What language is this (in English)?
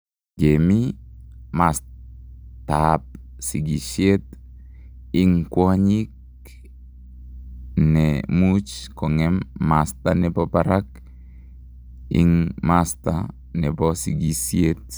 Kalenjin